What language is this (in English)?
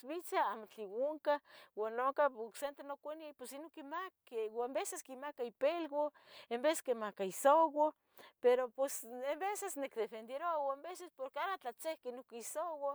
Tetelcingo Nahuatl